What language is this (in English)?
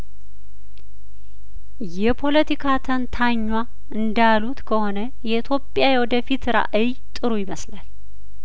Amharic